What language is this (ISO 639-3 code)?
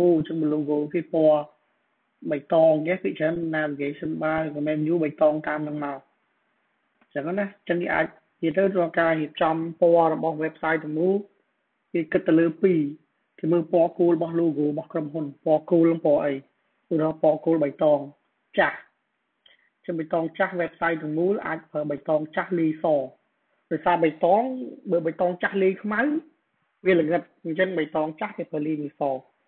tha